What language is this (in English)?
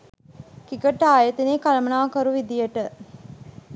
Sinhala